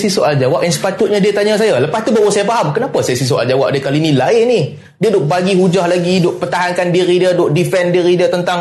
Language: Malay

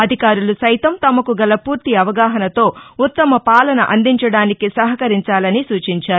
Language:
Telugu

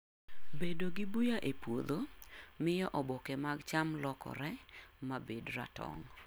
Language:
Luo (Kenya and Tanzania)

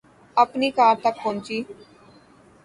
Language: Urdu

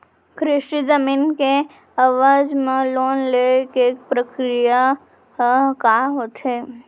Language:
Chhattisgarhi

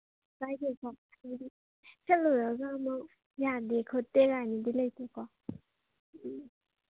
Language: Manipuri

